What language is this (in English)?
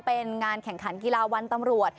Thai